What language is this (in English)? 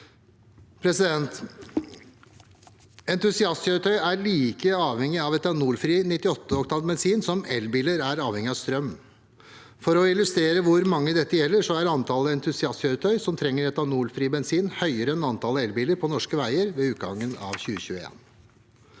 Norwegian